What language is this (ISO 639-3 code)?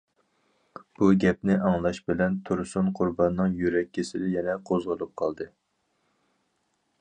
uig